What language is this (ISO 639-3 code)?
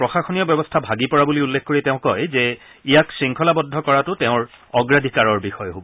asm